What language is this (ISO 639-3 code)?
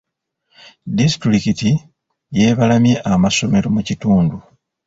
lug